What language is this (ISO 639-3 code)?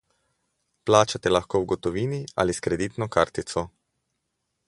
slv